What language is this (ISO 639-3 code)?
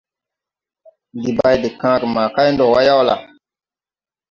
tui